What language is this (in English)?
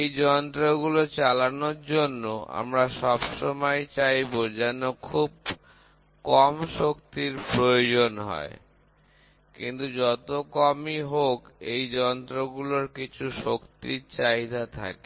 Bangla